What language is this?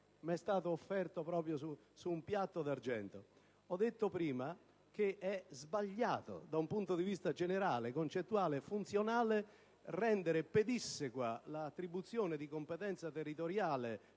Italian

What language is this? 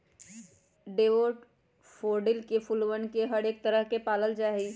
Magahi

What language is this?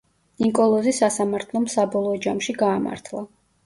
Georgian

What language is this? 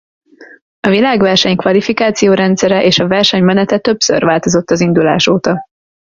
Hungarian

